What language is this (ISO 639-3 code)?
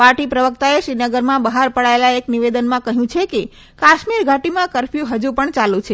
guj